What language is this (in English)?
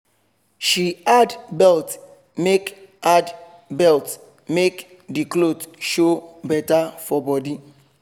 Nigerian Pidgin